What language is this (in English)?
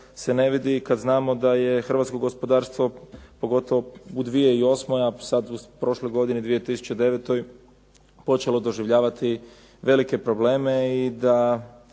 Croatian